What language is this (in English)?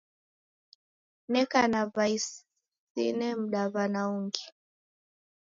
Taita